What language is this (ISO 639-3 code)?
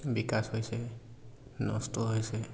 asm